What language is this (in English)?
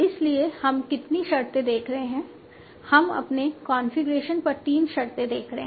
Hindi